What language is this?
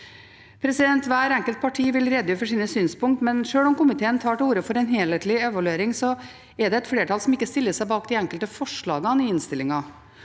Norwegian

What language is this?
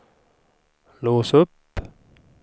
Swedish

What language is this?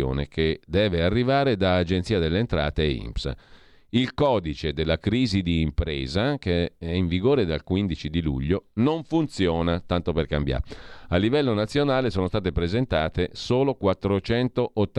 Italian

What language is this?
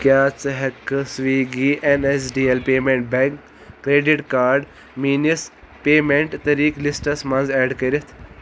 Kashmiri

